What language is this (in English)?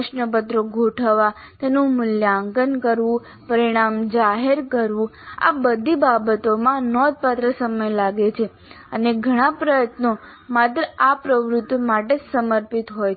Gujarati